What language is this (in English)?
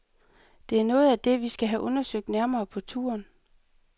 Danish